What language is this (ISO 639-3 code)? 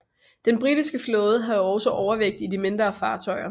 dan